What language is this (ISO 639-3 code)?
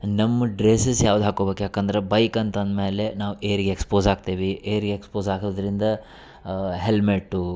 kan